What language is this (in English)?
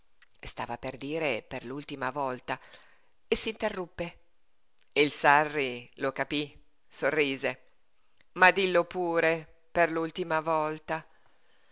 Italian